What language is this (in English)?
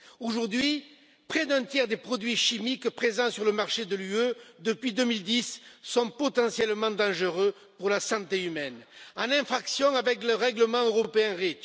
French